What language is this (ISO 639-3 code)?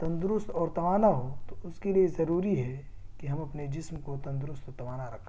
urd